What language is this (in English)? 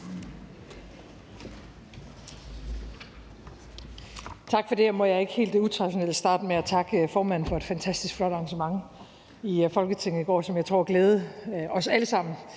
Danish